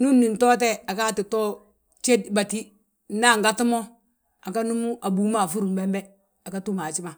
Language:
Balanta-Ganja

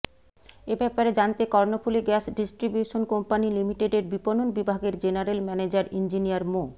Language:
Bangla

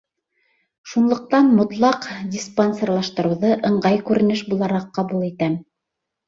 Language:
Bashkir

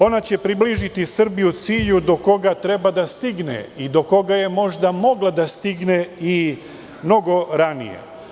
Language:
Serbian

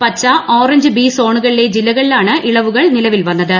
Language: Malayalam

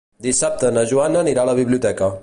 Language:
Catalan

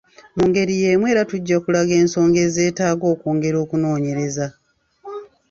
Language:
Ganda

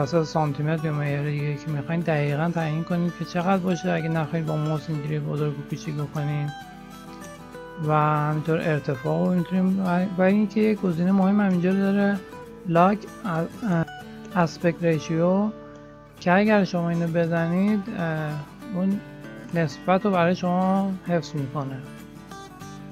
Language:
Persian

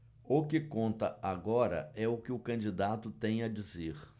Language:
Portuguese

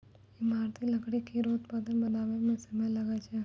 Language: Maithili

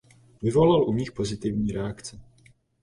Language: Czech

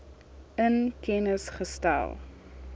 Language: Afrikaans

